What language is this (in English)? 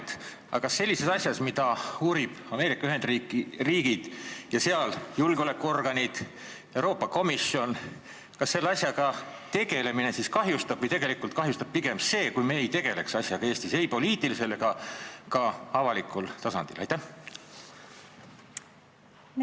Estonian